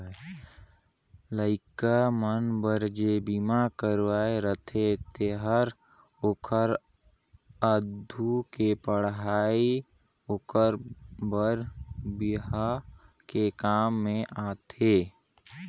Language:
Chhattisgarhi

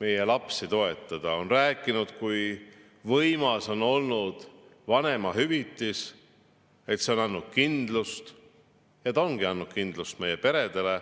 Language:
Estonian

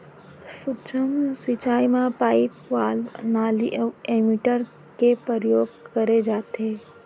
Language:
Chhattisgarhi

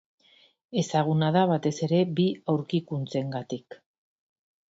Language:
Basque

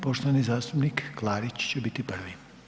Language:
Croatian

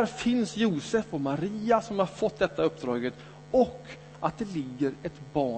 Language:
Swedish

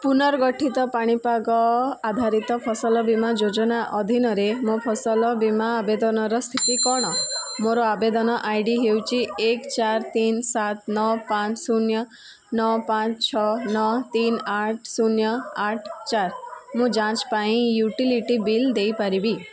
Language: Odia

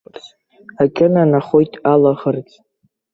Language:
Abkhazian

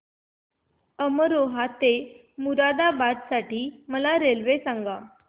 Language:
Marathi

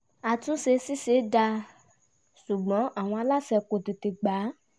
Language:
Yoruba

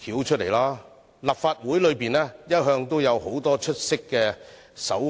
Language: Cantonese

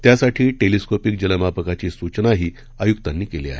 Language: Marathi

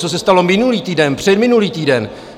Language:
Czech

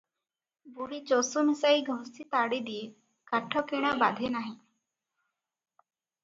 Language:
Odia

